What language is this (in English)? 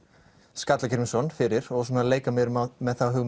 Icelandic